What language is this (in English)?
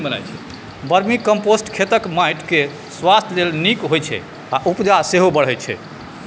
Maithili